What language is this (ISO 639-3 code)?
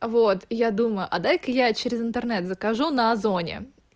rus